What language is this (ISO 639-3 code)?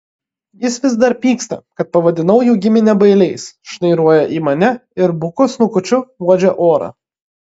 lit